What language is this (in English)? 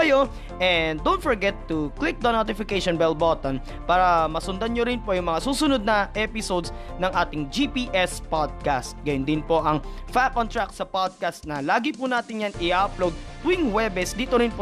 Filipino